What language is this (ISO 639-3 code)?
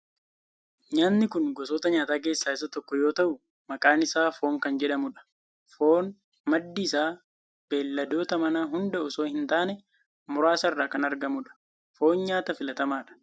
orm